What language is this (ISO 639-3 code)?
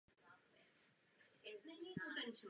ces